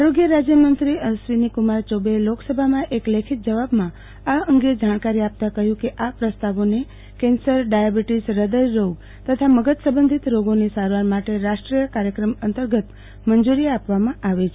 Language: Gujarati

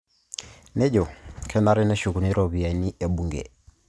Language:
Masai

